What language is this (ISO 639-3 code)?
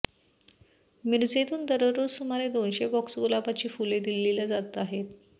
mar